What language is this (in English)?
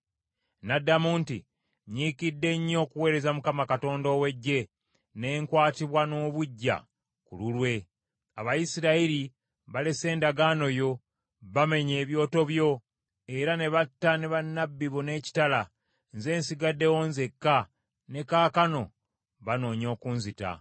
Ganda